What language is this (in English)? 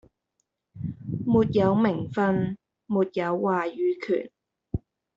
Chinese